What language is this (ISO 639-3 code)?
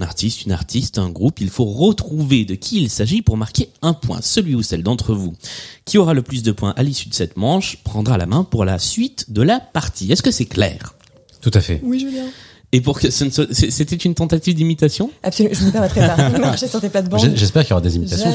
fra